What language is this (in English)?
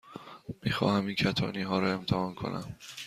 Persian